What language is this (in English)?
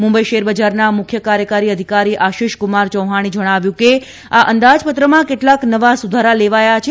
Gujarati